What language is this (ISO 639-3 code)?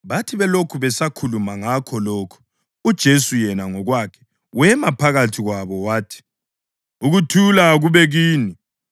nde